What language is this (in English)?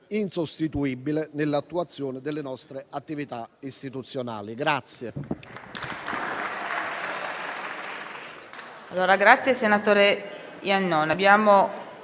Italian